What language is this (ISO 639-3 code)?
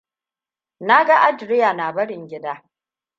hau